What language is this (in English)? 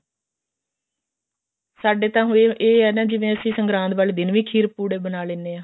Punjabi